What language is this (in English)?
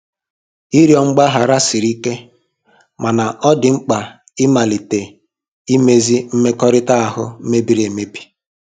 Igbo